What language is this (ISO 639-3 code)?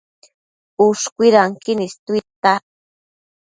mcf